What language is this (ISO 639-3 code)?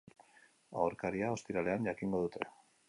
eus